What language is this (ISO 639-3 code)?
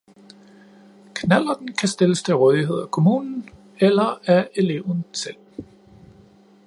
dan